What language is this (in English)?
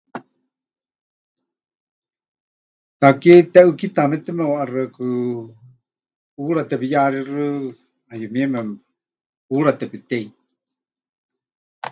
Huichol